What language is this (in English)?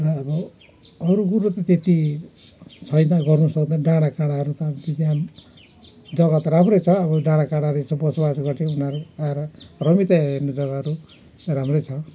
Nepali